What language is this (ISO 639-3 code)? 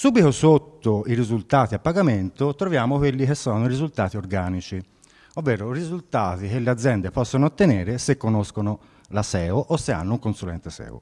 ita